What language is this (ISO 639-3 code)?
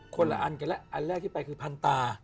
tha